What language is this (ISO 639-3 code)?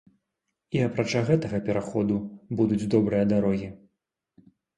bel